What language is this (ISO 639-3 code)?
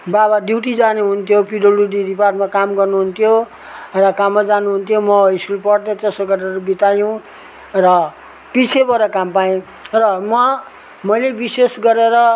nep